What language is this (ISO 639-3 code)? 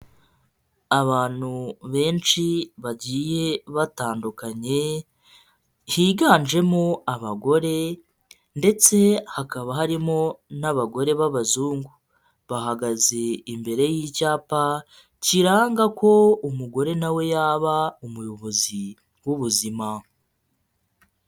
kin